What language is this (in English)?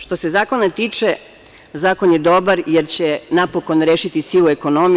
Serbian